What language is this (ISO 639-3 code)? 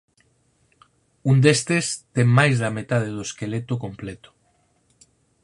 glg